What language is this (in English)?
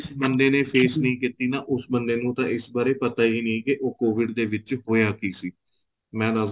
Punjabi